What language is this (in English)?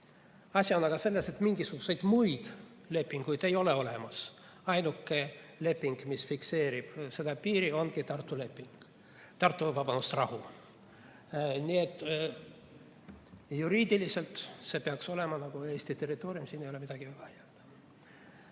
Estonian